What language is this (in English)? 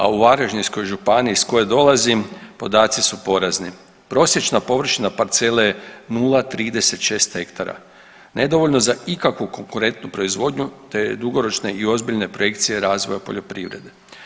Croatian